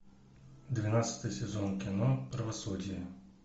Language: Russian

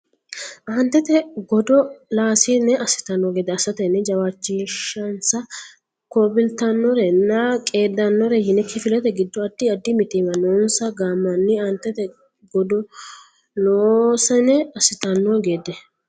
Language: Sidamo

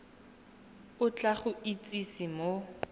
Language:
Tswana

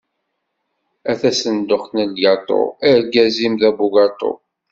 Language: Kabyle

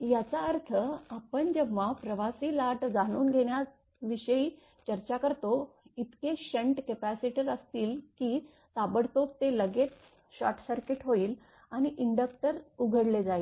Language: Marathi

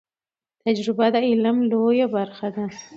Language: Pashto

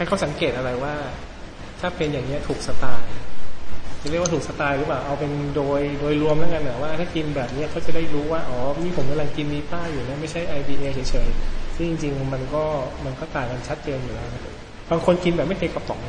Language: Thai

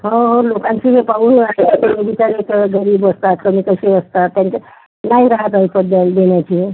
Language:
Marathi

